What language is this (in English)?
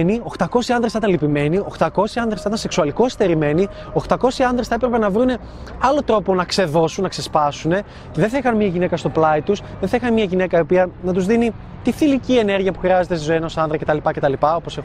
Greek